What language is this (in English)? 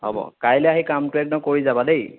Assamese